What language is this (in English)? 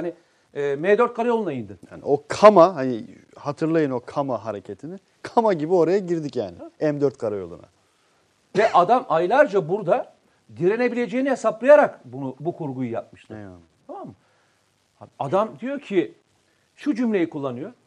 Turkish